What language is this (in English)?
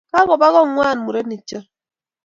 Kalenjin